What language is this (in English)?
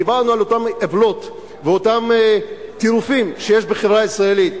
Hebrew